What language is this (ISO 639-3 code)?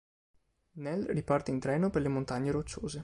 ita